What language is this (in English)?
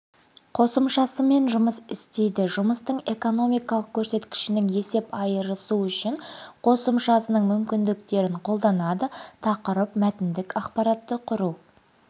Kazakh